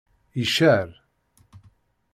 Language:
Kabyle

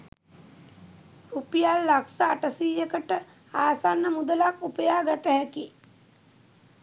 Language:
Sinhala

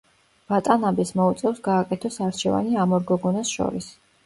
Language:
Georgian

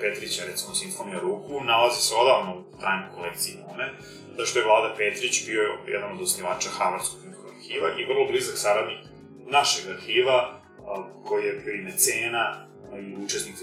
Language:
Croatian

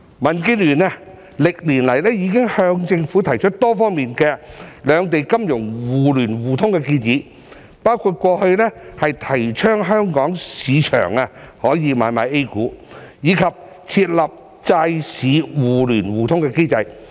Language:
Cantonese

